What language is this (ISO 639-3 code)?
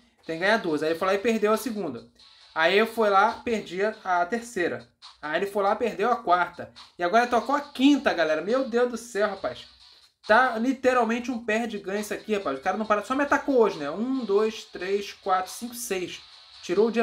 por